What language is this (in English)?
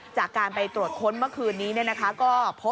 Thai